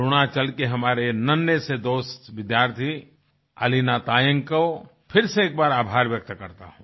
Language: Hindi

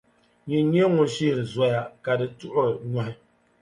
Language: Dagbani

